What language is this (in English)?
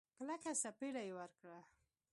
Pashto